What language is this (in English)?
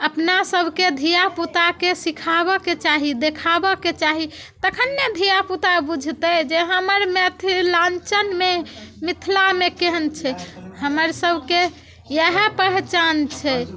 Maithili